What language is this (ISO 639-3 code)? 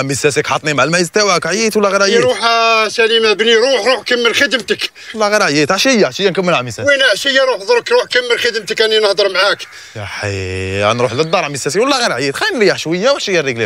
ara